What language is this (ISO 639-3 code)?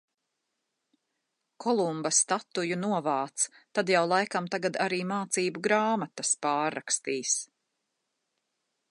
lav